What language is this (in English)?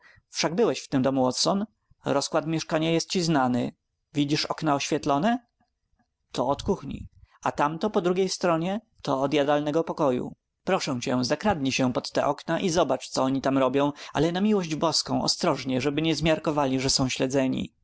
Polish